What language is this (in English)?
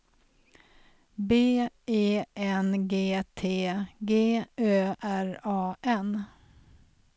Swedish